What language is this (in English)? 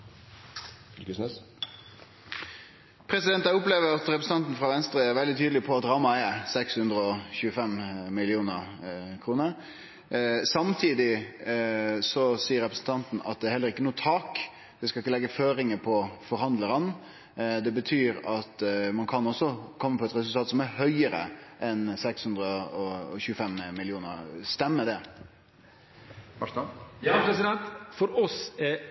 Norwegian